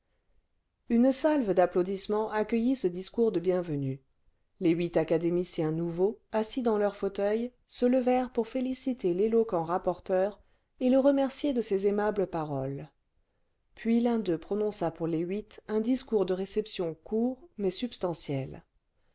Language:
French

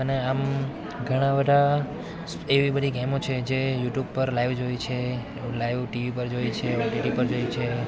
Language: Gujarati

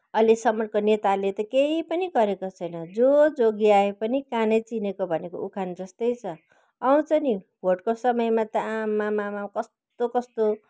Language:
Nepali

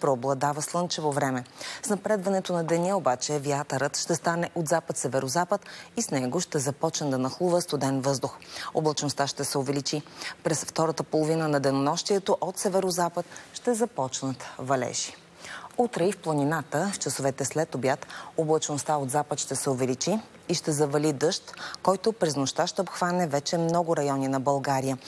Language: Bulgarian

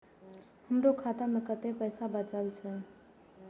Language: Maithili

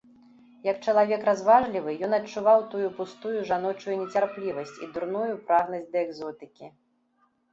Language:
Belarusian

